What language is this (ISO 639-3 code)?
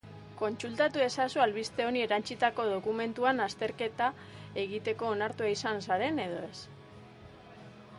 eus